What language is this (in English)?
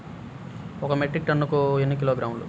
Telugu